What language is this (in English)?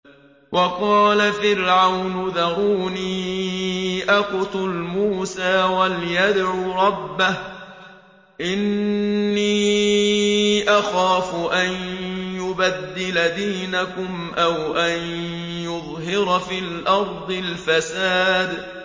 Arabic